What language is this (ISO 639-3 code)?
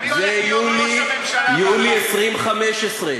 heb